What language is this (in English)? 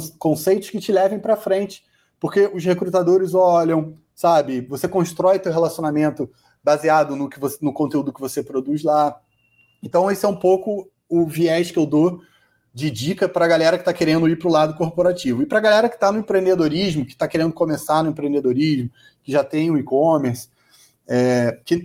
Portuguese